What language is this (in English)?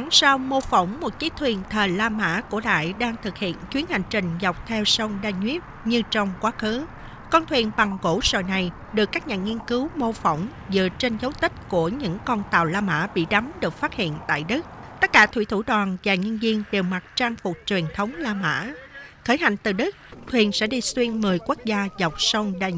Vietnamese